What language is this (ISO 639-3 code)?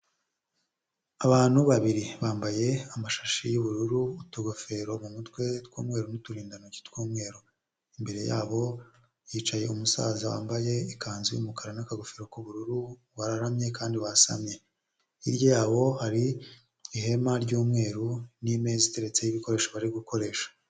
kin